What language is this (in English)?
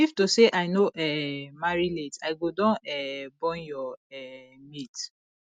Nigerian Pidgin